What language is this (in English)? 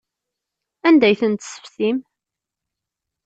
Kabyle